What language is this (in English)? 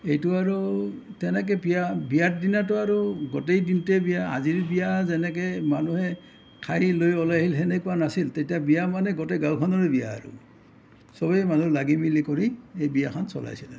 Assamese